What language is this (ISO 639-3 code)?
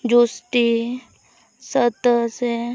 sat